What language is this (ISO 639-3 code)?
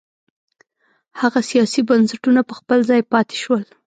pus